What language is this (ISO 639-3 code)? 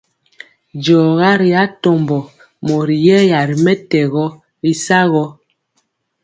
mcx